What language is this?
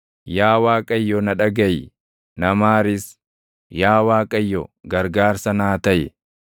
Oromo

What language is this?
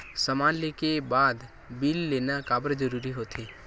Chhattisgarhi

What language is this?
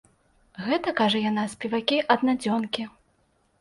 Belarusian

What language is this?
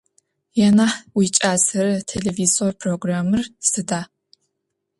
Adyghe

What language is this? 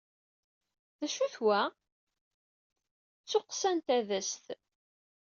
Kabyle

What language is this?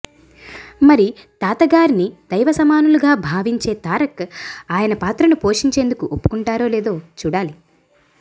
Telugu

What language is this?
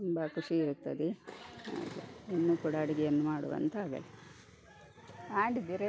Kannada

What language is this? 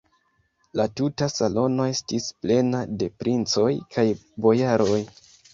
Esperanto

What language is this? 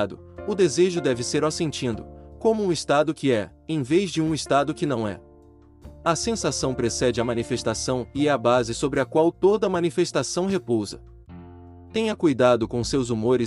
Portuguese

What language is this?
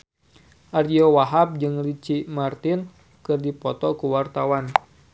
Sundanese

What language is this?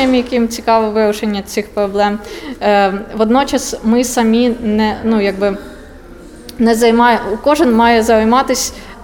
Ukrainian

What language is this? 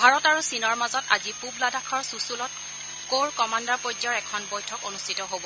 Assamese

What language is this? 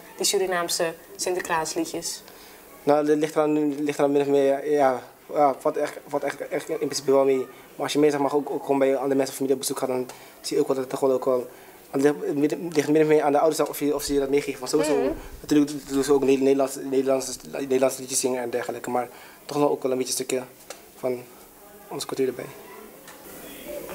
Dutch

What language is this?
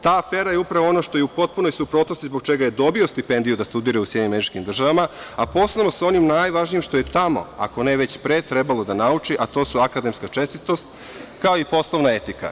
Serbian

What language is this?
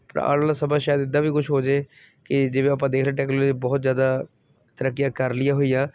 Punjabi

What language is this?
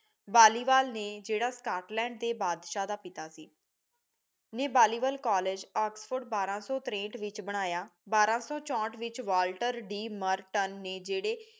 Punjabi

